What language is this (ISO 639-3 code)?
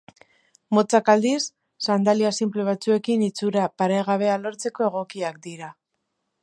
eus